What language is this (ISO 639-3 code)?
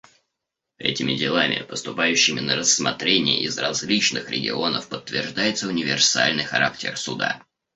rus